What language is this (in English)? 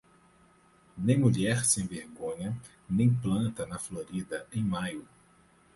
Portuguese